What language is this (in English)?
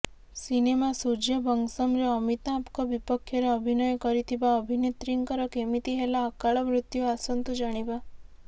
Odia